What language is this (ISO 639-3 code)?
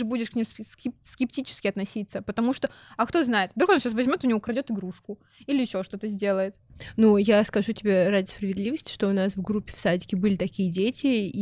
rus